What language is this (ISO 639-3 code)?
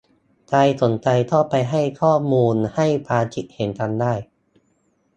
tha